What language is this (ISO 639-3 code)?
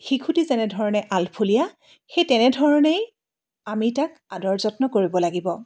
asm